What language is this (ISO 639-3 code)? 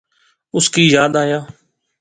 phr